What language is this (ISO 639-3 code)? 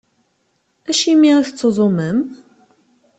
kab